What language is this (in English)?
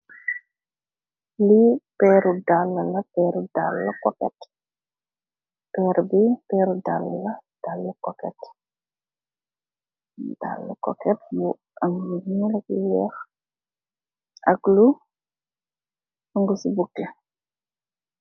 Wolof